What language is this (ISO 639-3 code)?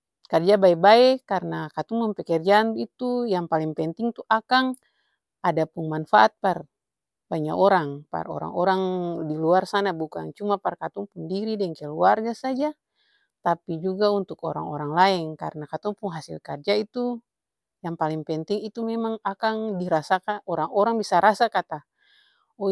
abs